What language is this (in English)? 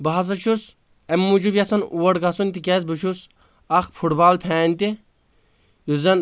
Kashmiri